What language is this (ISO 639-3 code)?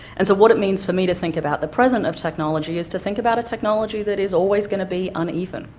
eng